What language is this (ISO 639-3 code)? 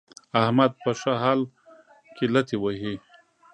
pus